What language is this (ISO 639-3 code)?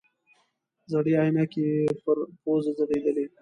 pus